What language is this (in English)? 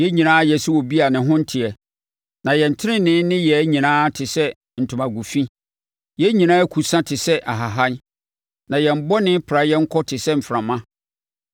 Akan